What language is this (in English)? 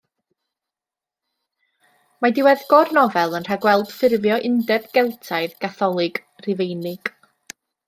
Welsh